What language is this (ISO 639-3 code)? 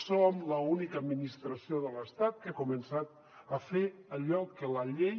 cat